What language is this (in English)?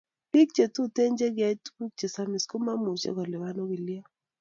Kalenjin